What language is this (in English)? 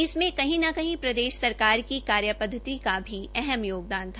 Hindi